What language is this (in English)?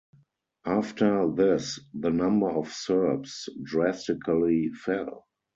English